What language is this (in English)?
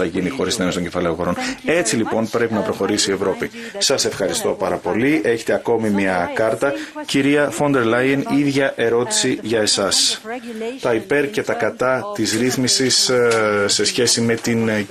Greek